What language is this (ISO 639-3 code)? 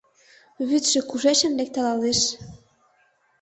chm